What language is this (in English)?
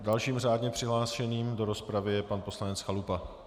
Czech